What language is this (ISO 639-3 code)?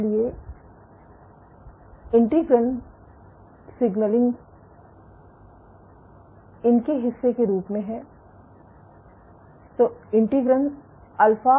hin